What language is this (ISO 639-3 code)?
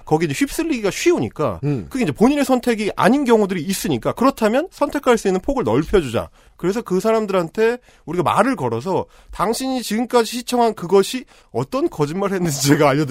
kor